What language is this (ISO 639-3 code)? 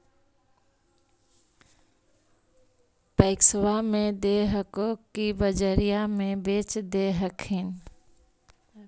mag